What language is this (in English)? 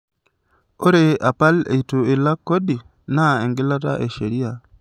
Masai